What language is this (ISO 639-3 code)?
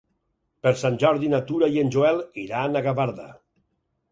cat